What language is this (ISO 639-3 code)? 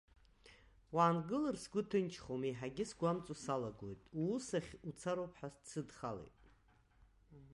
abk